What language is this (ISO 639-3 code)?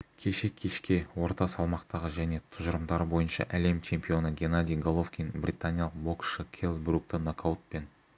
kaz